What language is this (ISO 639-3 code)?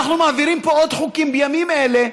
heb